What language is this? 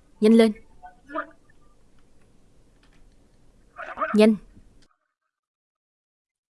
Vietnamese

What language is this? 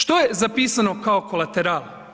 Croatian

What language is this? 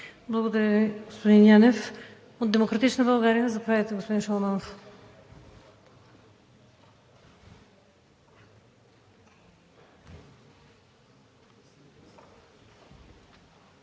Bulgarian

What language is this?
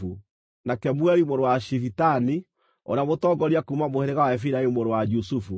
Kikuyu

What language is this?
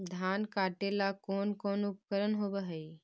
Magahi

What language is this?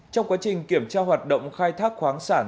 Vietnamese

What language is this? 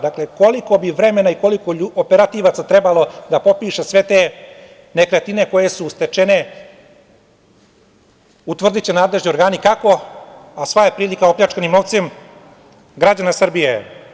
Serbian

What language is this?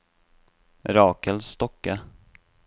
Norwegian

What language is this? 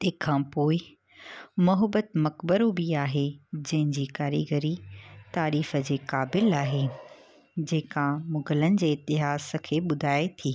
Sindhi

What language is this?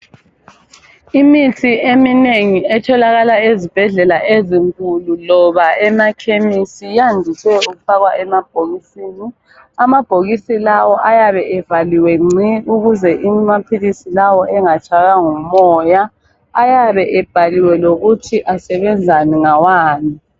North Ndebele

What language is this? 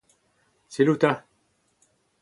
Breton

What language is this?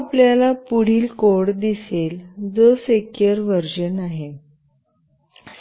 Marathi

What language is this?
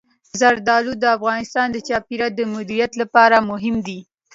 Pashto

